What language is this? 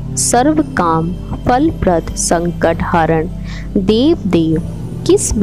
Hindi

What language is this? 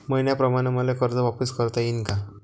Marathi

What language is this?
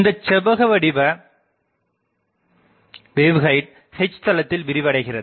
Tamil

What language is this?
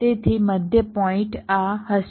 Gujarati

